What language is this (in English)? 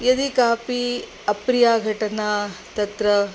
Sanskrit